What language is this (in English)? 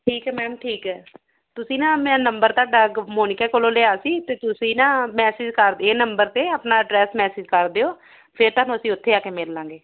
Punjabi